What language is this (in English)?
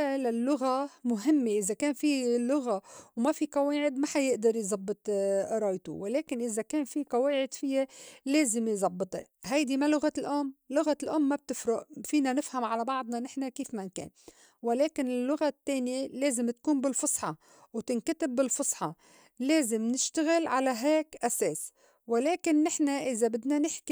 North Levantine Arabic